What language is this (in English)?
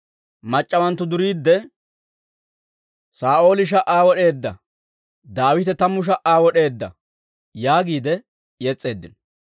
Dawro